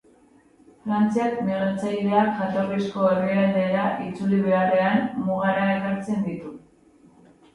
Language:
Basque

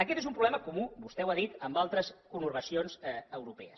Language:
Catalan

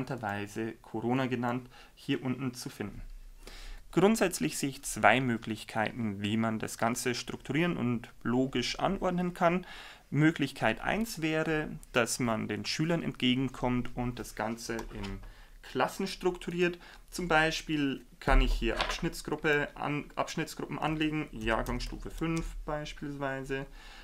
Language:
German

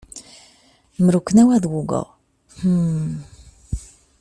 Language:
Polish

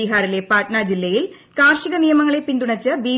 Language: Malayalam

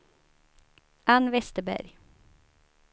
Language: Swedish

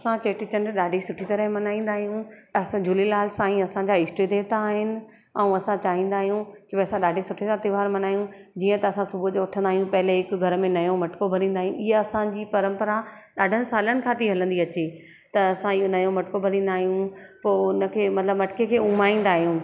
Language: Sindhi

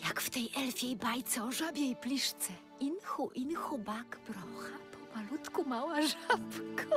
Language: Polish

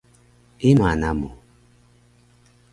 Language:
Taroko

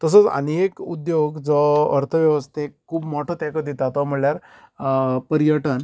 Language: Konkani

